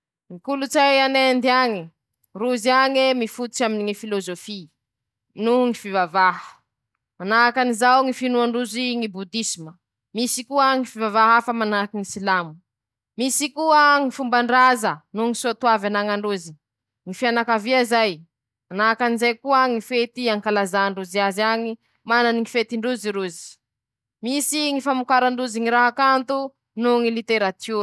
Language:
Masikoro Malagasy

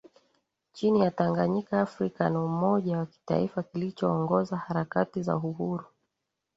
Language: Swahili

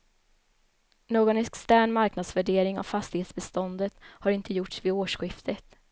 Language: Swedish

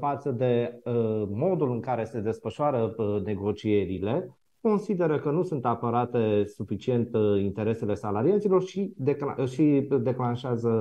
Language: Romanian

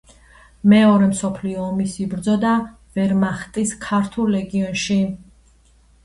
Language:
Georgian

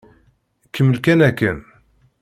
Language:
Kabyle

